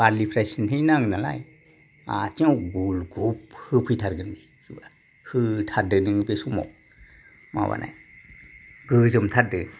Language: Bodo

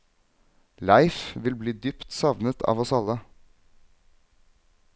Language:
Norwegian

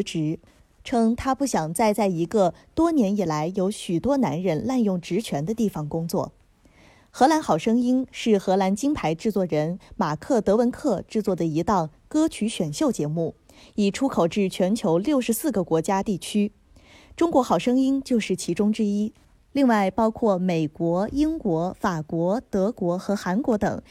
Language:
Chinese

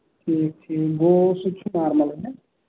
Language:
Kashmiri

